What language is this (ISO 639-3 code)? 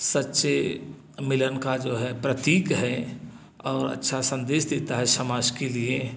hin